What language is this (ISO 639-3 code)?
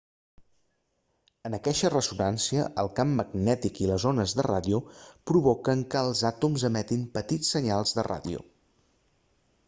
cat